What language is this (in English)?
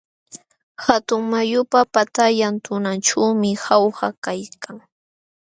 Jauja Wanca Quechua